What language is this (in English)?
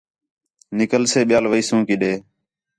Khetrani